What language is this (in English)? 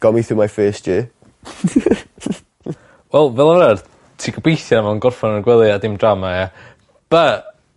Welsh